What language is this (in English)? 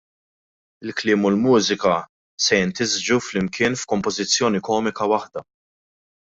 Maltese